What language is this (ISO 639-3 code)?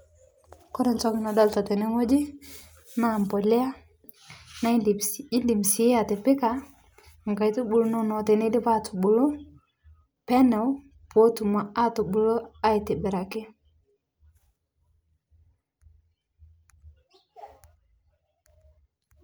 mas